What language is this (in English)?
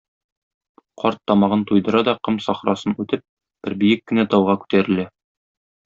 Tatar